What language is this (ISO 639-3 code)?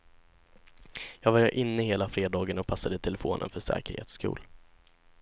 swe